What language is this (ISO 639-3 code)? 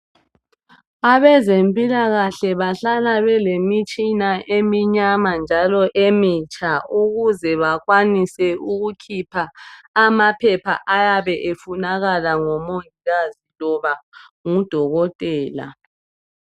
nde